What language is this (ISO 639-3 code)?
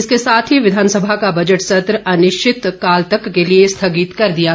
hin